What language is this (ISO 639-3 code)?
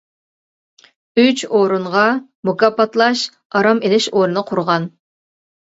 uig